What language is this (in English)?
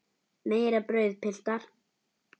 Icelandic